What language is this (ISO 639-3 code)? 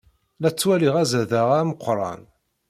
kab